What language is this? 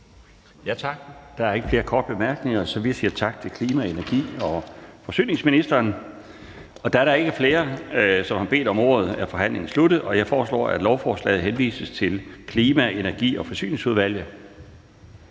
Danish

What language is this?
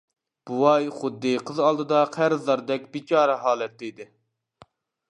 Uyghur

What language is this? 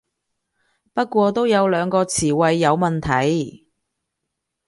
Cantonese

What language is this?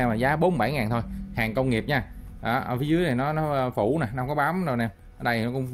Vietnamese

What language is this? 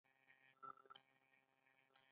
Pashto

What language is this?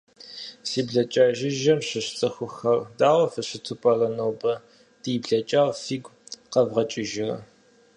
Kabardian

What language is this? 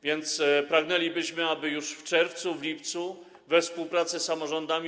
Polish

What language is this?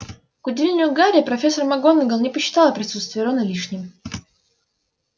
Russian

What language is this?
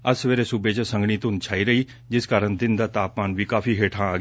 Punjabi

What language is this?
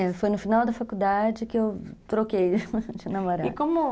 Portuguese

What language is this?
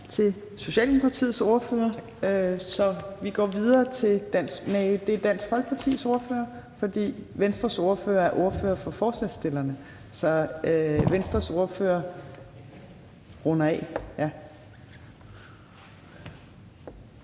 Danish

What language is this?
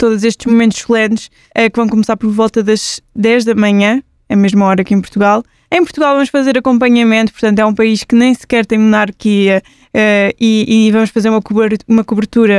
Portuguese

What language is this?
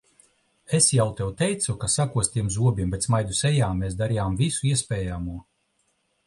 Latvian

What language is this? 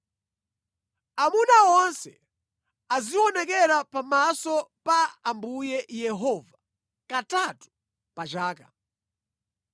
Nyanja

